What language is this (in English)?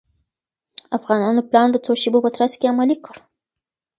Pashto